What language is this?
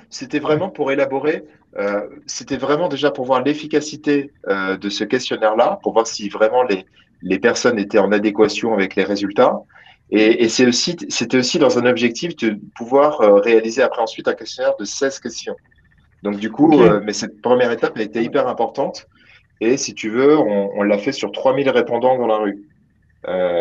French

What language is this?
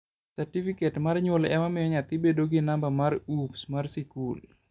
Luo (Kenya and Tanzania)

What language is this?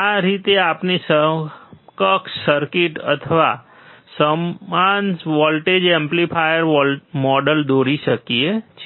Gujarati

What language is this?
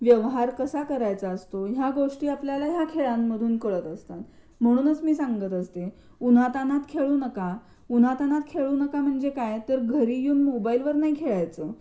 Marathi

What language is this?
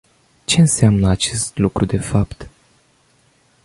Romanian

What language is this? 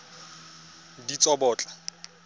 Tswana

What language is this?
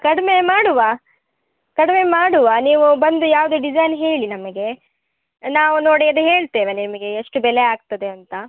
Kannada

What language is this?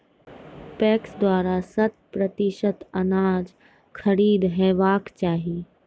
Maithili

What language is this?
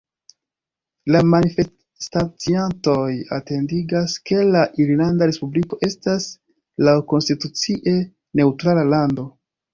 Esperanto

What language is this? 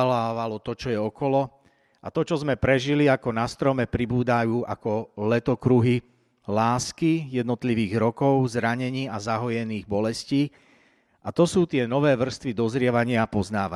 Slovak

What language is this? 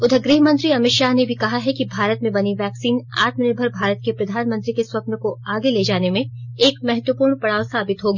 Hindi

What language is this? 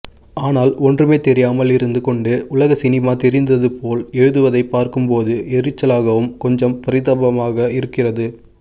Tamil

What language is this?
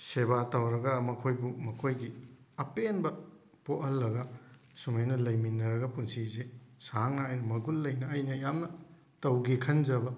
Manipuri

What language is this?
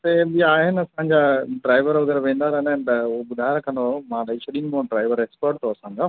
Sindhi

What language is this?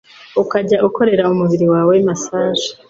Kinyarwanda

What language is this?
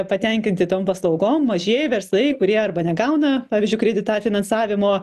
Lithuanian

